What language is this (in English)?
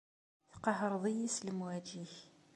Kabyle